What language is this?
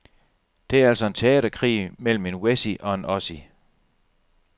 Danish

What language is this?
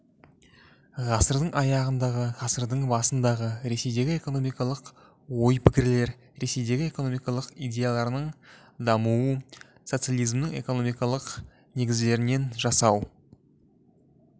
Kazakh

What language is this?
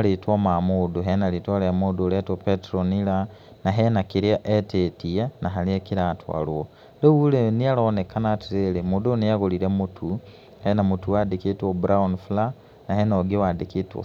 Kikuyu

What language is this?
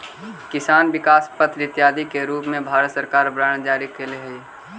Magahi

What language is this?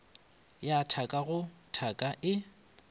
Northern Sotho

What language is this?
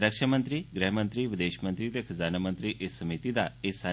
Dogri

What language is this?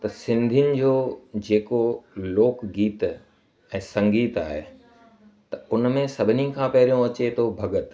Sindhi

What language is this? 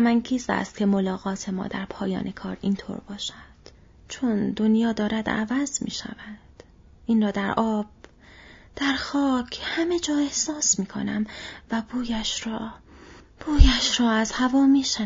Persian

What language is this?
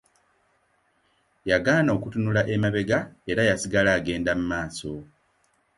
Ganda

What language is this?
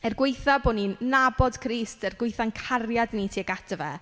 Welsh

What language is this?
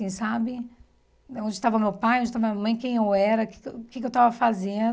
Portuguese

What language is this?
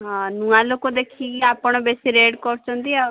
Odia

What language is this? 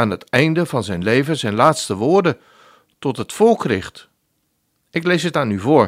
Dutch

